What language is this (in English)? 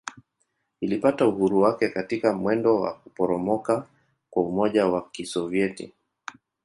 Swahili